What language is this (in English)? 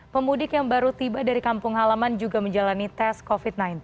Indonesian